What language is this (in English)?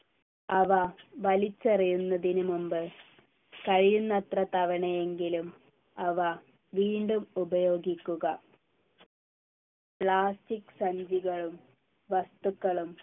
Malayalam